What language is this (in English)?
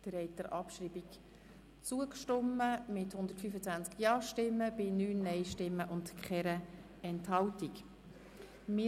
Swiss German